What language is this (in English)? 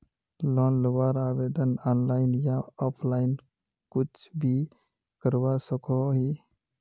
Magahi